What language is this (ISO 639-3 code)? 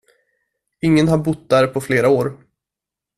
swe